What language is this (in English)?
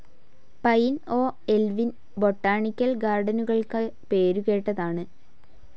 Malayalam